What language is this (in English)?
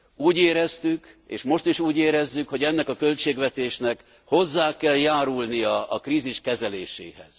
Hungarian